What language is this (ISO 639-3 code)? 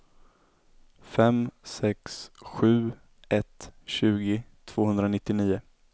swe